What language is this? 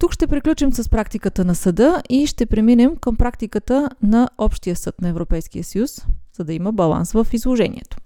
Bulgarian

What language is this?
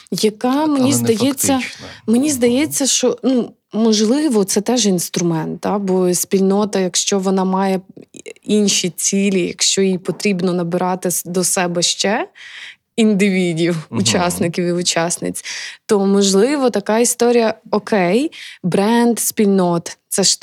Ukrainian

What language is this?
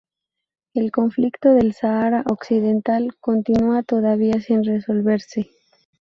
Spanish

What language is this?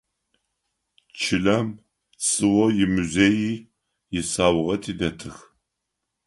Adyghe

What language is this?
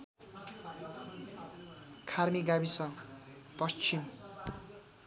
Nepali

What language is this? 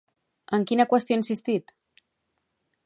Catalan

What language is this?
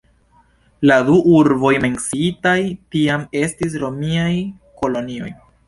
Esperanto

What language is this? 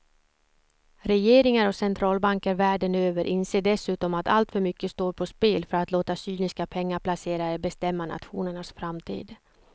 Swedish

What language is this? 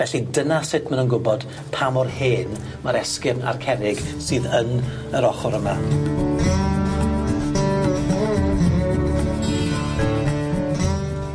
Welsh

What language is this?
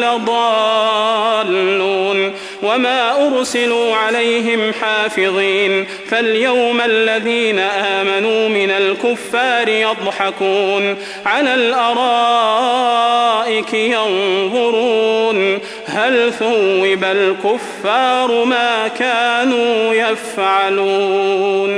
Arabic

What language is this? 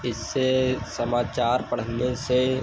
Hindi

